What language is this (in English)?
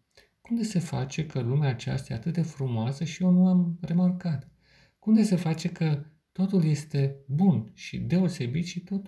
Romanian